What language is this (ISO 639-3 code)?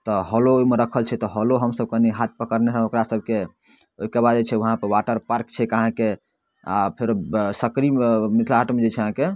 mai